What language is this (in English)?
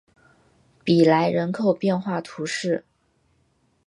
Chinese